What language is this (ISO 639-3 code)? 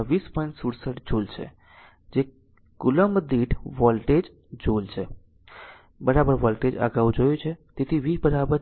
guj